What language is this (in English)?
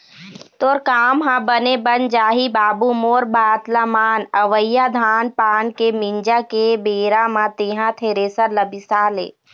Chhattisgarhi